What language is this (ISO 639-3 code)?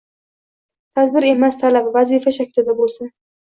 uzb